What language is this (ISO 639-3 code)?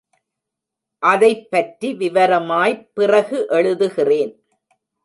tam